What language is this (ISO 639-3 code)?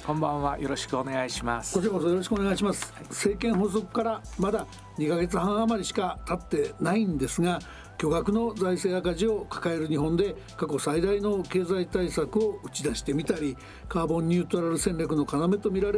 jpn